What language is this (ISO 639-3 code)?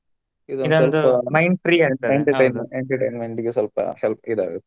kan